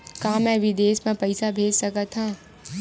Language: Chhattisgarhi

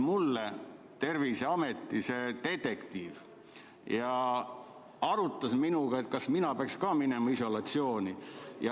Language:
Estonian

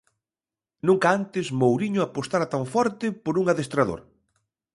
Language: Galician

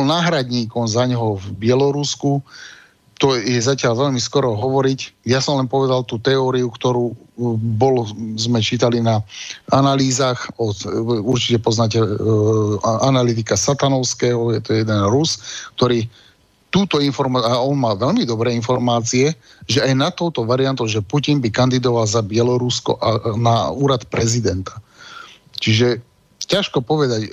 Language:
Slovak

